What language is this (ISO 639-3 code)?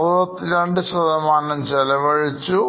mal